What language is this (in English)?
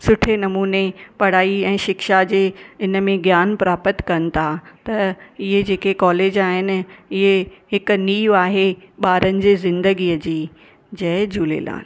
Sindhi